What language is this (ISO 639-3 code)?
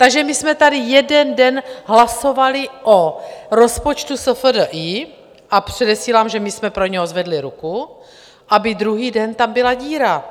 ces